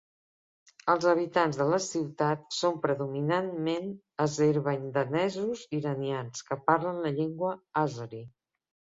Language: Catalan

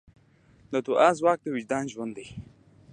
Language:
Pashto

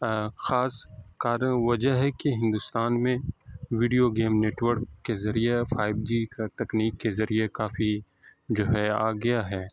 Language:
Urdu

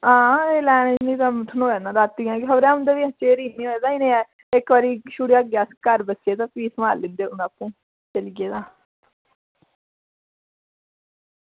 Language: Dogri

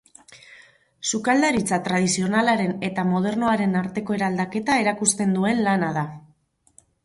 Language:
Basque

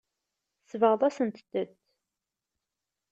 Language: Kabyle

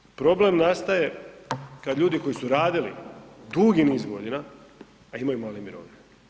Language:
Croatian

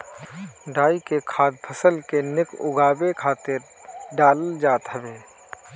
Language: Bhojpuri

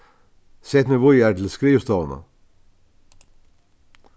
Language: Faroese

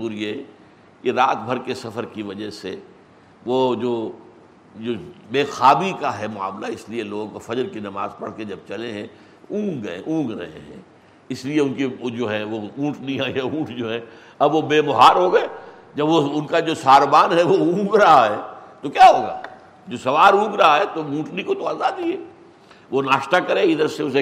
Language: Urdu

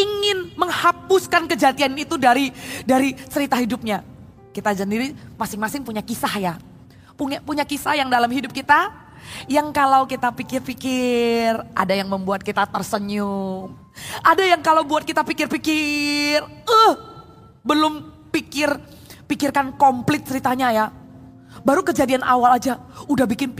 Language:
Indonesian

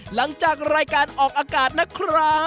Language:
Thai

